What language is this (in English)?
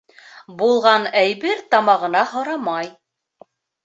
Bashkir